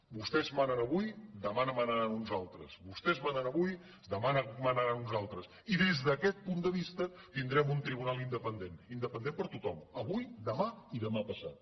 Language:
Catalan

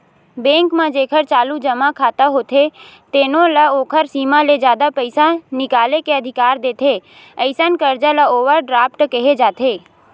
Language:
Chhattisgarhi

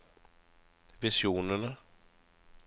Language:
Norwegian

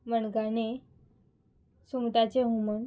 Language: Konkani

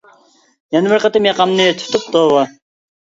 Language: Uyghur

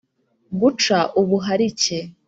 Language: Kinyarwanda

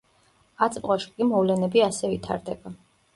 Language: Georgian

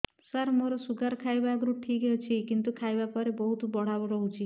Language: Odia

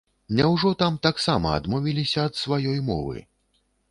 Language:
Belarusian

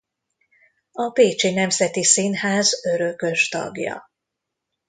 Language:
Hungarian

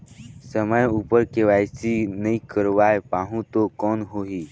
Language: Chhattisgarhi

